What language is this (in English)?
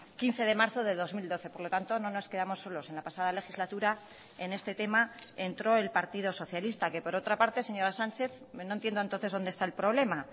Spanish